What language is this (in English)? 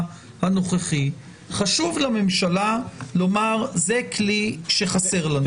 Hebrew